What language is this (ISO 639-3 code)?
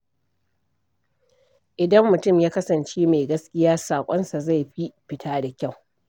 hau